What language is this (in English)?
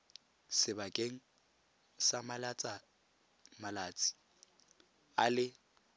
Tswana